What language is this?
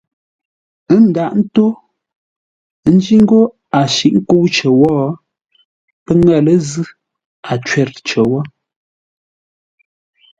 Ngombale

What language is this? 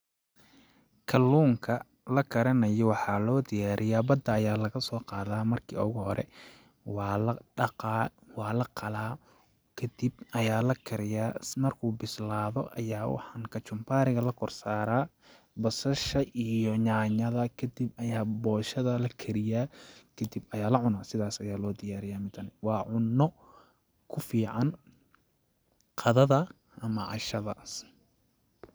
Somali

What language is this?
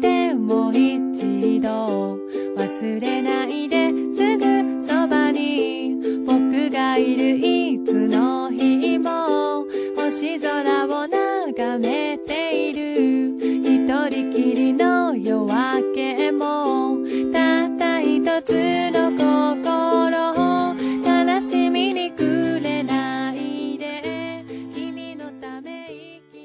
Chinese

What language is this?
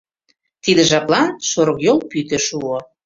Mari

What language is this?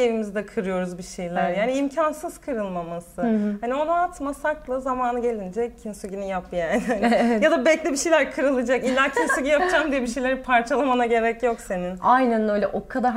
Turkish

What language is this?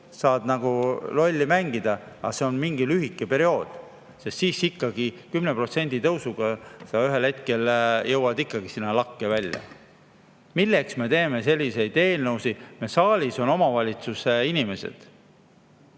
Estonian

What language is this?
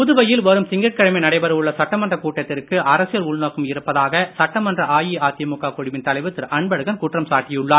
Tamil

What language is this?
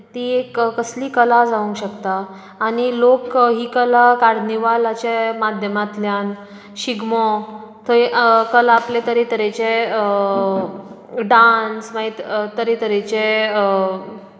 Konkani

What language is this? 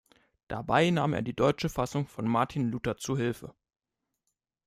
German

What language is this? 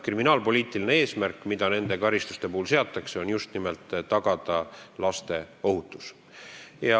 Estonian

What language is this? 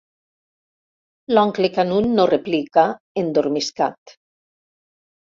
Catalan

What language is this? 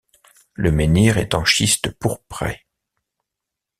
French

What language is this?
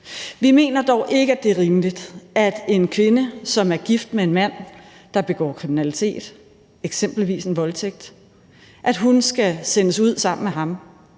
Danish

